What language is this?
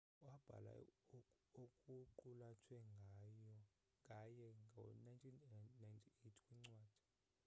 Xhosa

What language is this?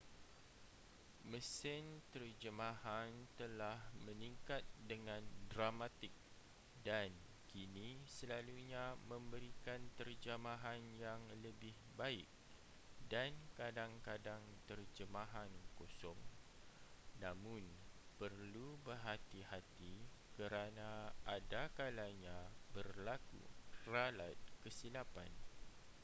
Malay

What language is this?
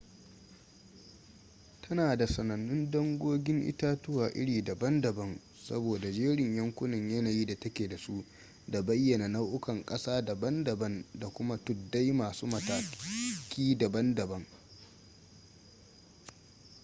Hausa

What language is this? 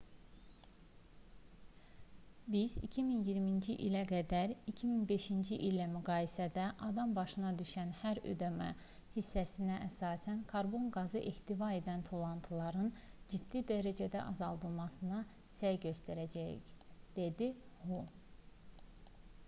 Azerbaijani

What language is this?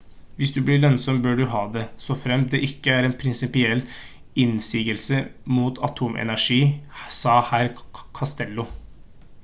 Norwegian Bokmål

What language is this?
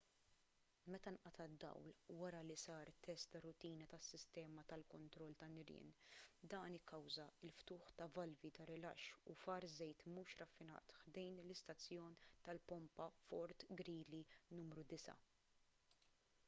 Maltese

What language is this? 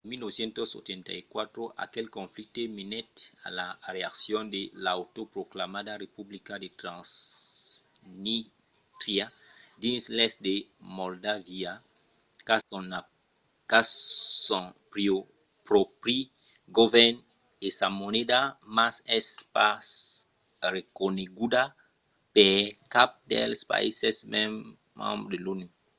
Occitan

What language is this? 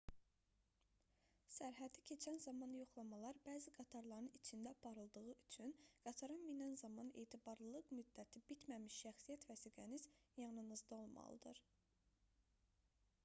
Azerbaijani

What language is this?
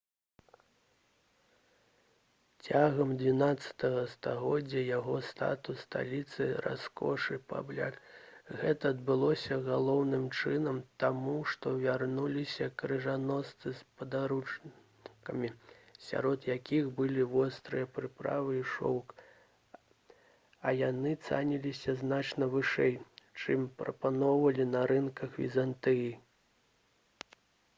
Belarusian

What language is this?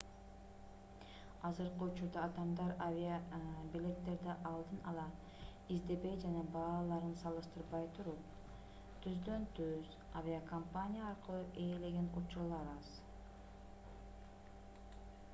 Kyrgyz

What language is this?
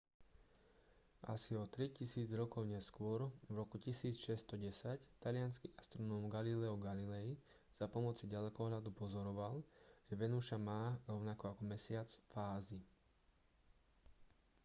Slovak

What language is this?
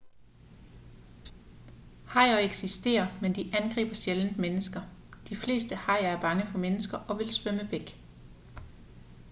Danish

